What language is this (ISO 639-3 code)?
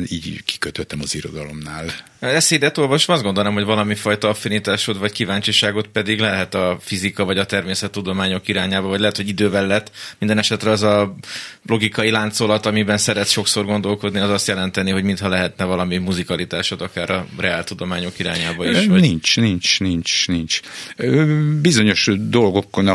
hun